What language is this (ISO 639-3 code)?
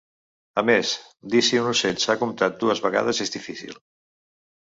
cat